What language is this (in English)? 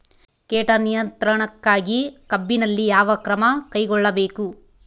Kannada